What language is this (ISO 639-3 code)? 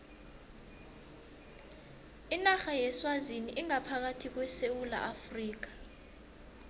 nbl